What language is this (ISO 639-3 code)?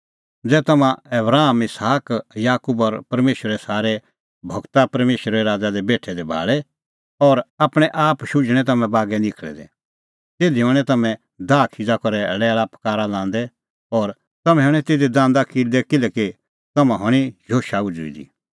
kfx